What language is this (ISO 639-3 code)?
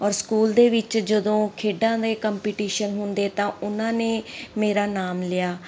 pan